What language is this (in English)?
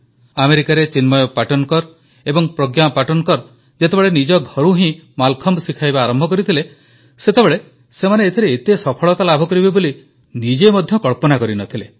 Odia